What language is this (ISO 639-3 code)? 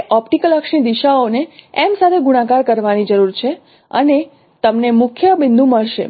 guj